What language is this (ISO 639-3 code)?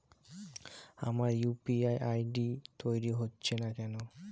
ben